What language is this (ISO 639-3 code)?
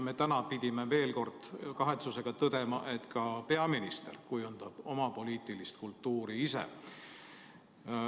est